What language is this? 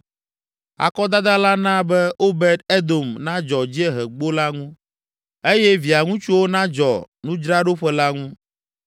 Ewe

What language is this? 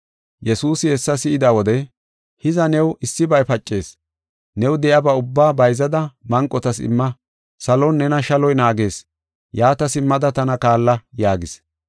Gofa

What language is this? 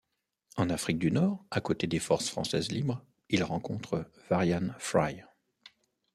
French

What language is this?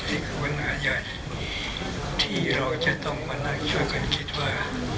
Thai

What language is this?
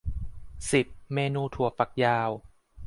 Thai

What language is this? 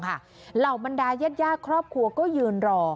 Thai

